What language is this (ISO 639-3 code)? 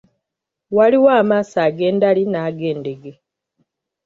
lug